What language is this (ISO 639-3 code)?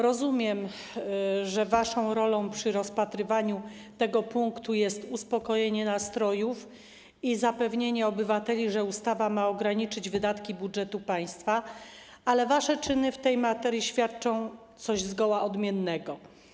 pol